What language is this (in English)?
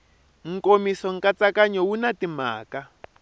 Tsonga